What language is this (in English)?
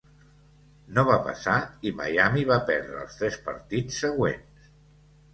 Catalan